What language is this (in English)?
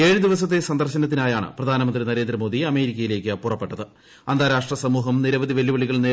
Malayalam